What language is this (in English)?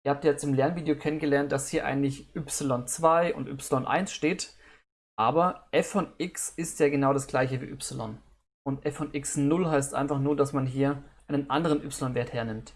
German